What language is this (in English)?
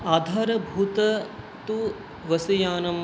Sanskrit